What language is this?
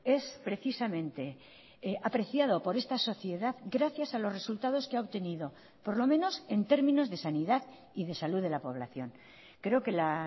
Spanish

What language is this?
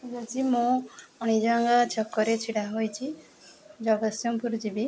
Odia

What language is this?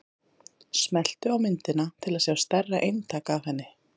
Icelandic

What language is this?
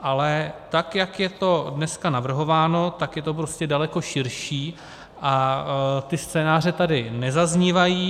Czech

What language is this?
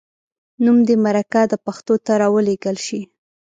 Pashto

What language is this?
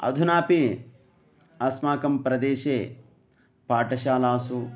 Sanskrit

